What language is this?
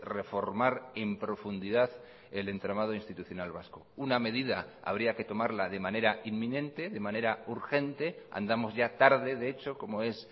Spanish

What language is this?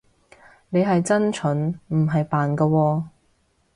Cantonese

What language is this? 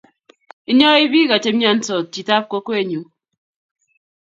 Kalenjin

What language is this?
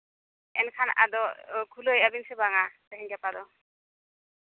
Santali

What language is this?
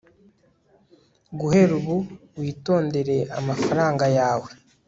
Kinyarwanda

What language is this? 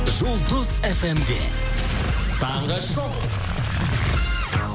Kazakh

